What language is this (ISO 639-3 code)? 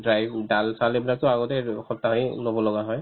asm